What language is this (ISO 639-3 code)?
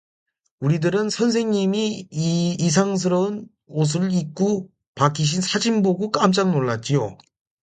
kor